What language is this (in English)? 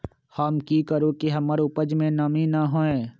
Magahi